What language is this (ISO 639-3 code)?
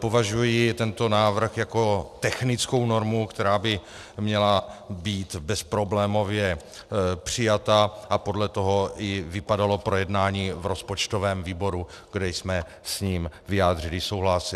ces